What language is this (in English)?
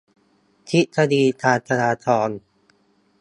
Thai